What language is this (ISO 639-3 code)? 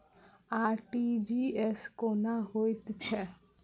mai